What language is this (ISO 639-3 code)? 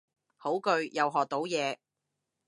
yue